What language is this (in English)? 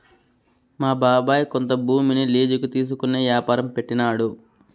Telugu